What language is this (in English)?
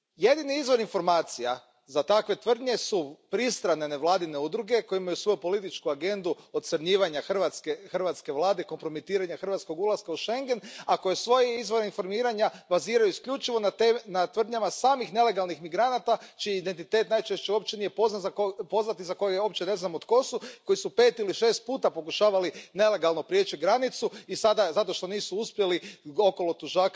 Croatian